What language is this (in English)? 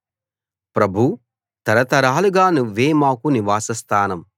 Telugu